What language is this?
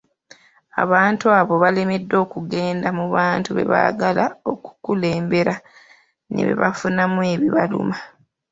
Ganda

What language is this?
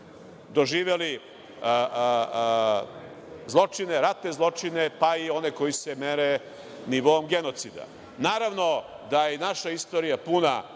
Serbian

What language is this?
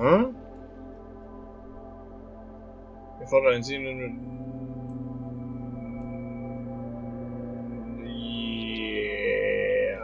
German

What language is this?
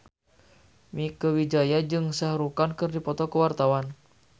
Sundanese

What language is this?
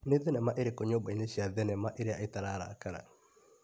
Kikuyu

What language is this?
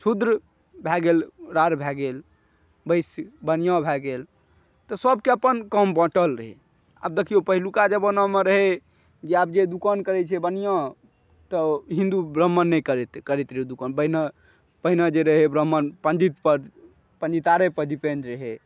Maithili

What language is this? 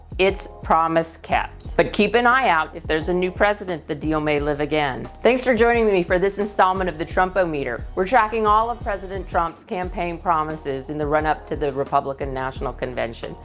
English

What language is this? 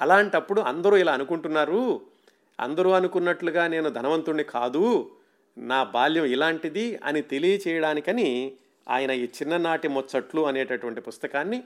Telugu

